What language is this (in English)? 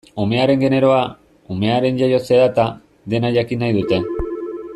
Basque